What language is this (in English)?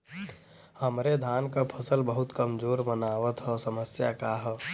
Bhojpuri